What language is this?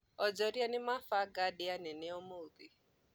Kikuyu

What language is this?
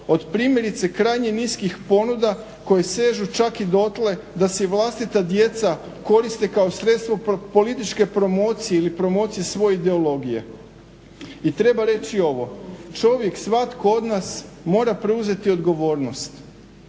Croatian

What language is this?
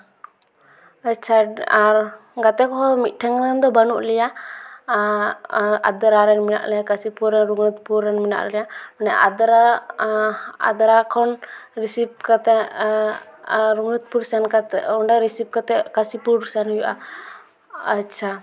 Santali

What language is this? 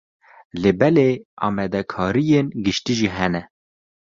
Kurdish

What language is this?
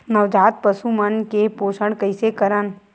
Chhattisgarhi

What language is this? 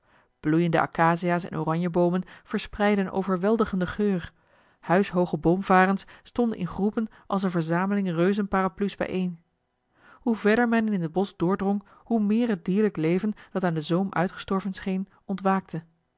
Dutch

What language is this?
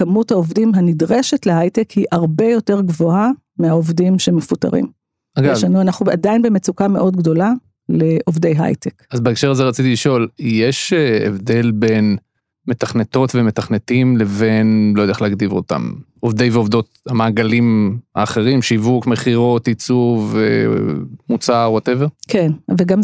Hebrew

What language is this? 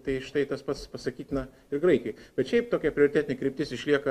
Lithuanian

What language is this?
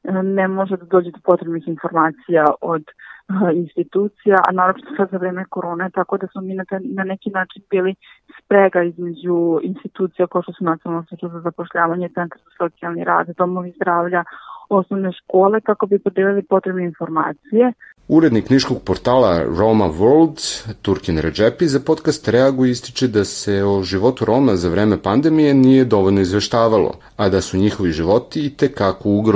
Croatian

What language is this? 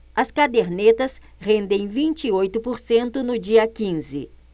Portuguese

